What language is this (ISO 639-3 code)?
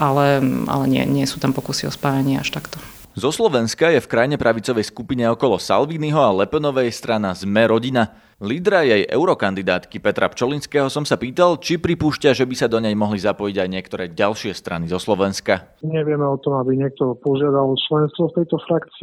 slk